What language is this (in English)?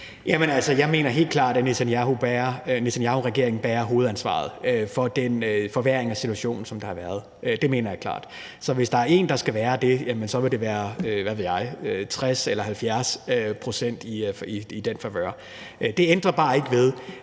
Danish